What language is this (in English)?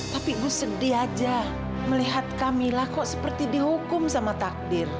Indonesian